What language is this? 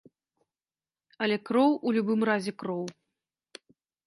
Belarusian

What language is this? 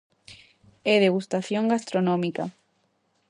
Galician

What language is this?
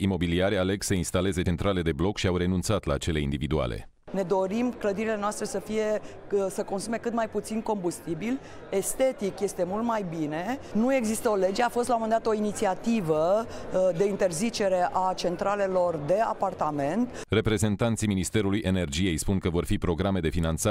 Romanian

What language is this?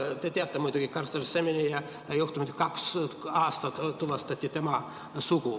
Estonian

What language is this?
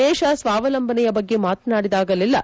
Kannada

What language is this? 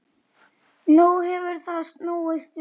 Icelandic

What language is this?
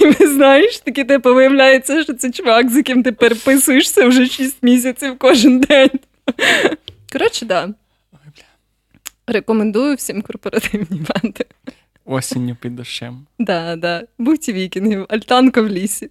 Ukrainian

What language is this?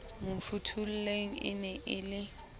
Southern Sotho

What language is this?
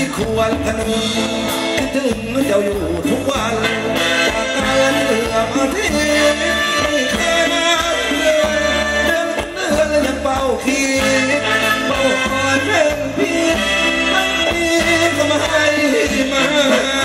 Thai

